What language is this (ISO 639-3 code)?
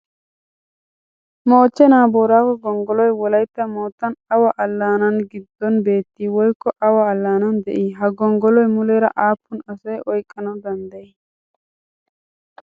wal